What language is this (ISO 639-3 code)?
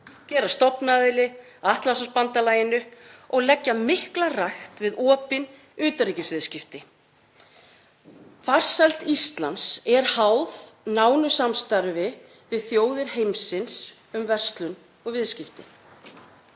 isl